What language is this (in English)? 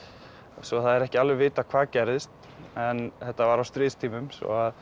Icelandic